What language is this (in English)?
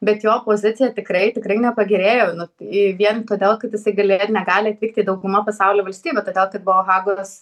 Lithuanian